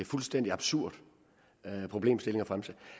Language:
Danish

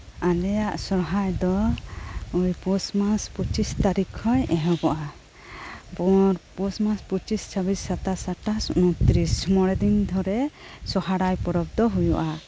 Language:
Santali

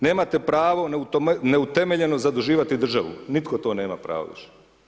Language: Croatian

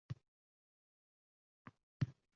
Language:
Uzbek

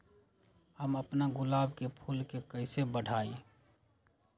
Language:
Magahi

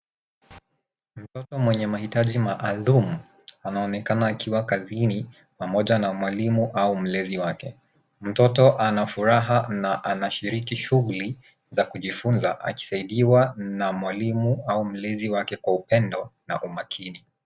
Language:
Swahili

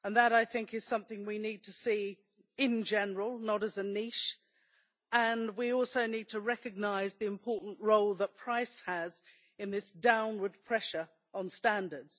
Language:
English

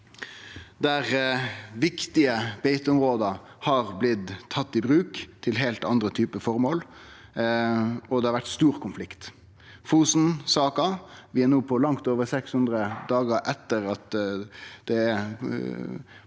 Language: Norwegian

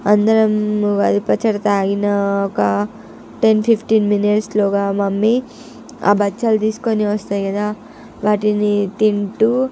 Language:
Telugu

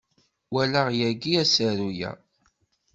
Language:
Kabyle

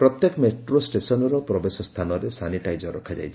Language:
Odia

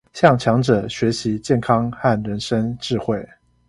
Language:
Chinese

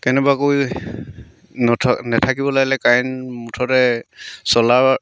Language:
Assamese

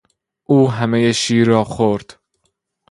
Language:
Persian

